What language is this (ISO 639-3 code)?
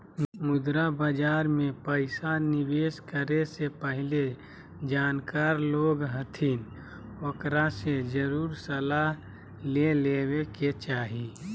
mag